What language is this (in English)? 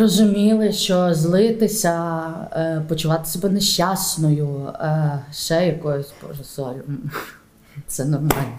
Ukrainian